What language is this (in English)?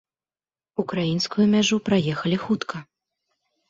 Belarusian